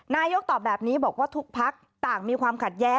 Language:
Thai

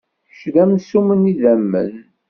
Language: Kabyle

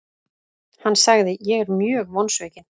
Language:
Icelandic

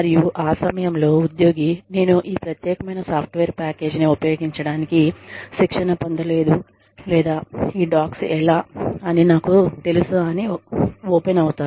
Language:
Telugu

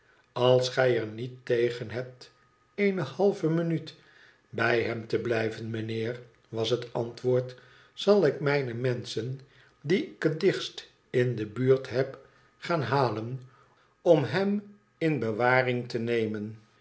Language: Dutch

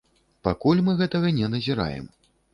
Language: Belarusian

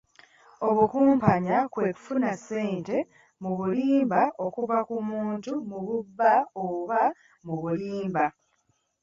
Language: Ganda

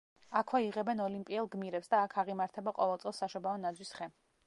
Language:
Georgian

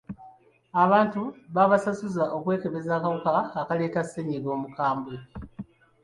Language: Ganda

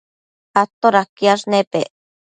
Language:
Matsés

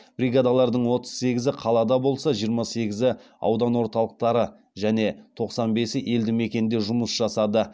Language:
Kazakh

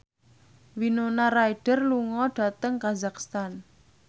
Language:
Javanese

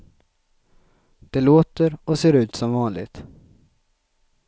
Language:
Swedish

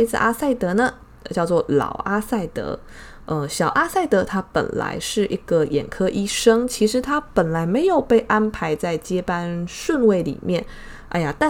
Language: Chinese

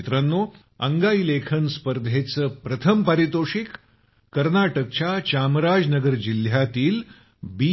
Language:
Marathi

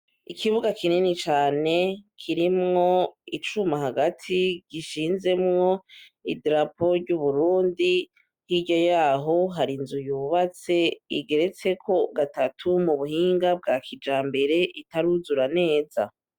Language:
Rundi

